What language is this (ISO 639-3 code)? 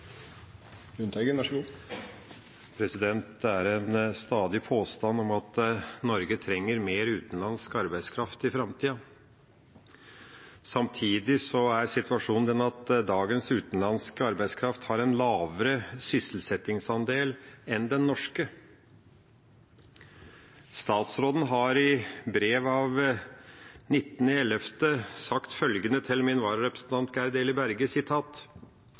nno